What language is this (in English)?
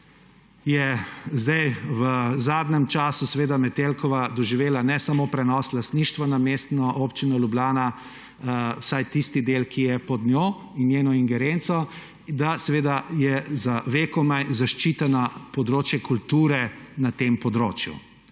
Slovenian